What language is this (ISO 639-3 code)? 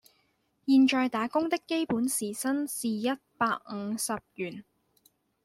zho